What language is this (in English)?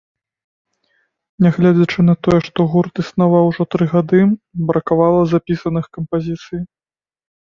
Belarusian